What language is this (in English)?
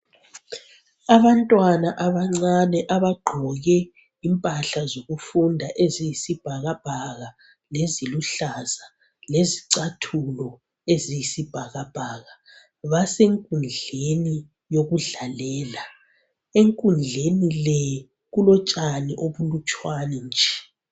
North Ndebele